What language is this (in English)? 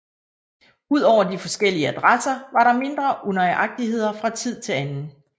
Danish